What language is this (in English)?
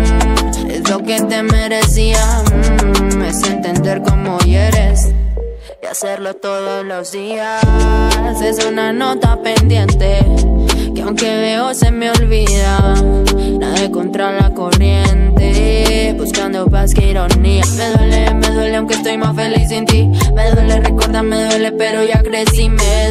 Romanian